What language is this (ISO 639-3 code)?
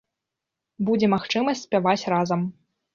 bel